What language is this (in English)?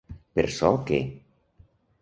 Catalan